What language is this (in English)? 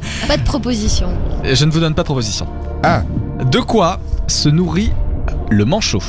French